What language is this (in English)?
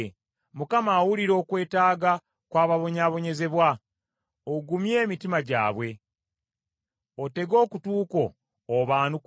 Ganda